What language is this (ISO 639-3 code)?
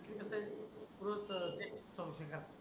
mar